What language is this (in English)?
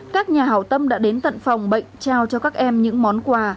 Vietnamese